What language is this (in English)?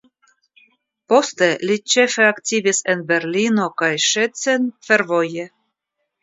Esperanto